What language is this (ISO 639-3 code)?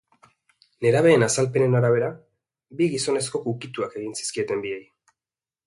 eus